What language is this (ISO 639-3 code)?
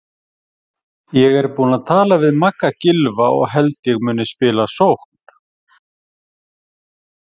isl